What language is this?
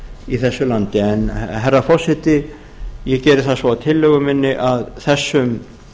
Icelandic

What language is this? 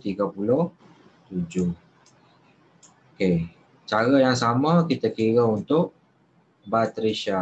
Malay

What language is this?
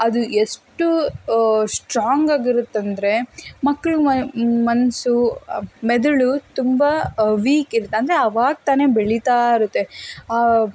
Kannada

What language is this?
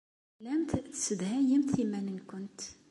Kabyle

